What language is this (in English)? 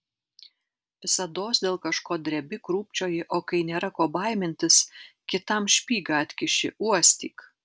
Lithuanian